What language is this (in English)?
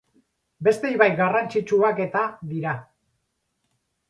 Basque